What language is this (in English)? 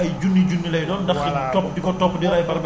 Wolof